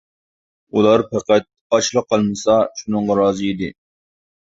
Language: Uyghur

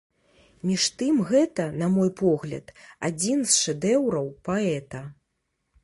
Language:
Belarusian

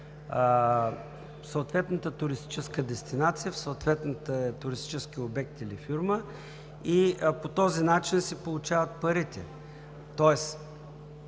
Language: Bulgarian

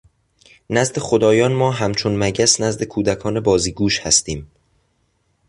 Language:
Persian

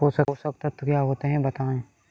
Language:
Hindi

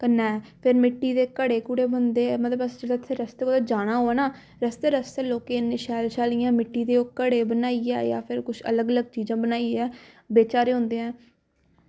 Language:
Dogri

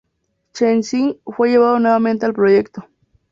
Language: Spanish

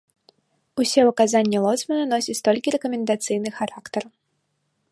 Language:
Belarusian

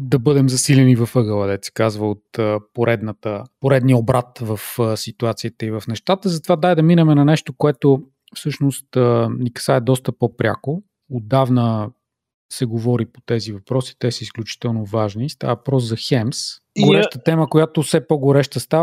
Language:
Bulgarian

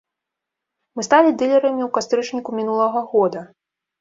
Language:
Belarusian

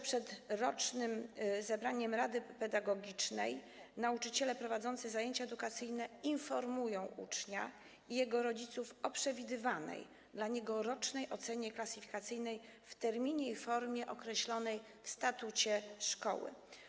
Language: Polish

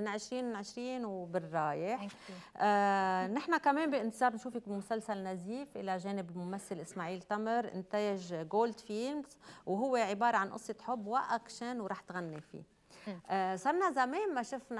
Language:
Arabic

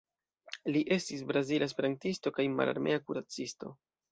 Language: Esperanto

